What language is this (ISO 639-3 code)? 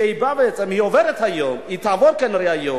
heb